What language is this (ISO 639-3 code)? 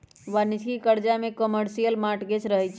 mag